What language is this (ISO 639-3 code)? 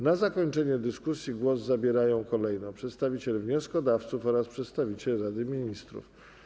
pol